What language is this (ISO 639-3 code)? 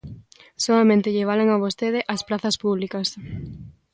glg